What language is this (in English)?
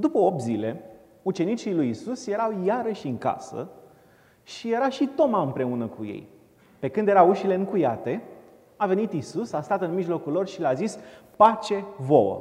Romanian